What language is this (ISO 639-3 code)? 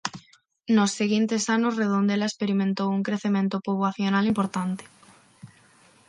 glg